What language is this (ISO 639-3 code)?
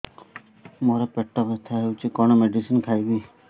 ori